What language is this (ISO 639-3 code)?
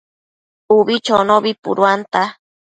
mcf